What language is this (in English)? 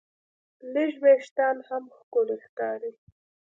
Pashto